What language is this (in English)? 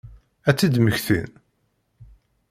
Kabyle